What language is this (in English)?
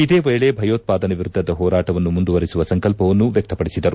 Kannada